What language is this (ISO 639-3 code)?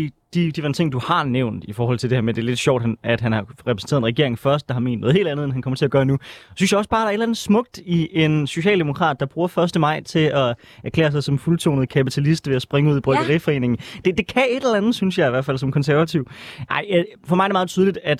dan